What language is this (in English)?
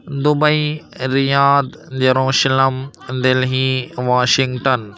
Urdu